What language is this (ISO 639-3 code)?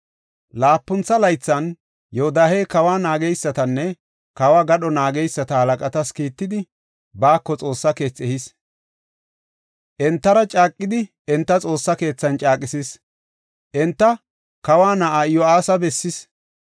gof